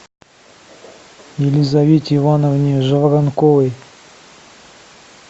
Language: Russian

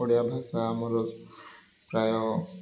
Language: Odia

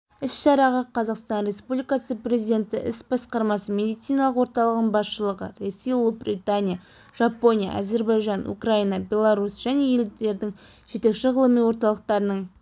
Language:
Kazakh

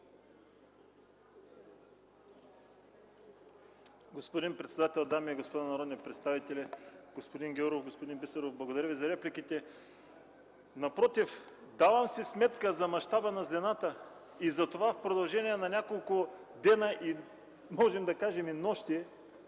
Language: Bulgarian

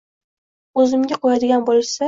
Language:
Uzbek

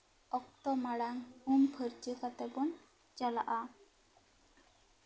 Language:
Santali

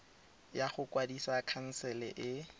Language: Tswana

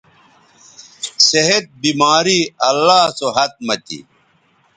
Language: Bateri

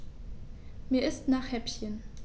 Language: German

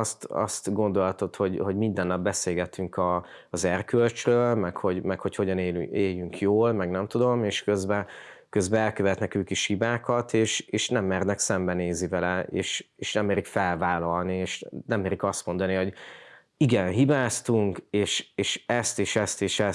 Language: Hungarian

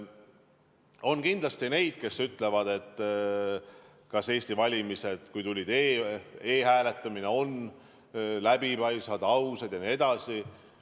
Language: Estonian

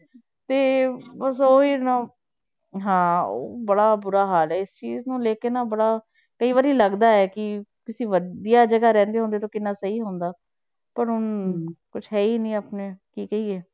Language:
Punjabi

